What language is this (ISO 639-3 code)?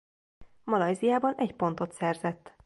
hun